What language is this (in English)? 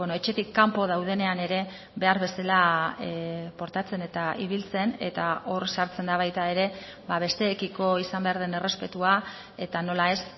Basque